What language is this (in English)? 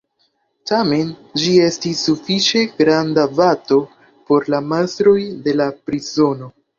Esperanto